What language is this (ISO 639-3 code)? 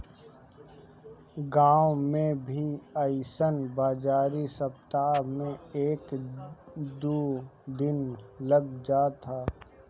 bho